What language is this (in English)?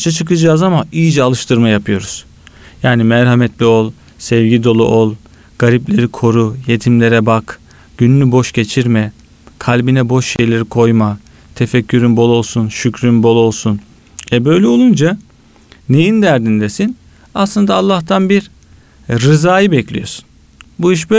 Turkish